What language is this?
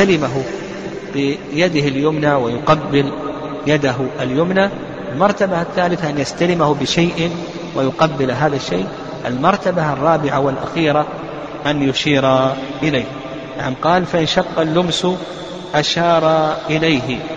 Arabic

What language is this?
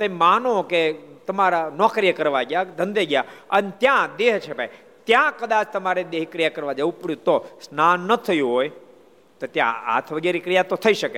Gujarati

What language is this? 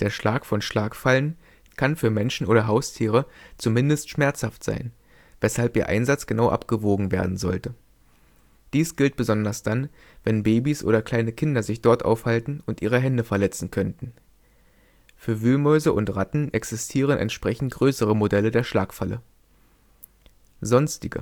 German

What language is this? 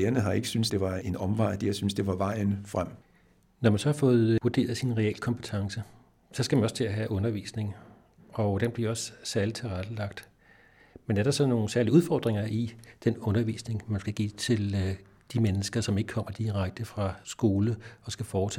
Danish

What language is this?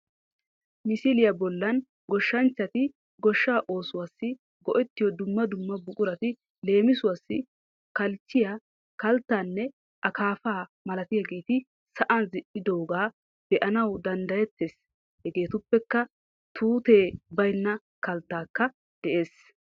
Wolaytta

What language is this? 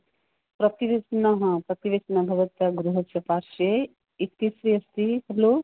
Sanskrit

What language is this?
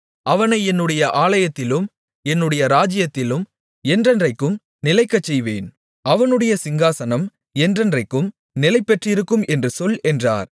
Tamil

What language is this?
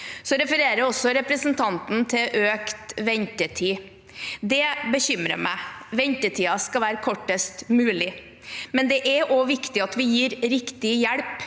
Norwegian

